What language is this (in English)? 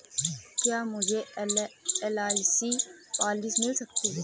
Hindi